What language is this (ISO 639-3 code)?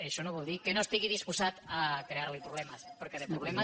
cat